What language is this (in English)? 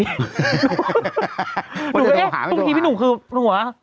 Thai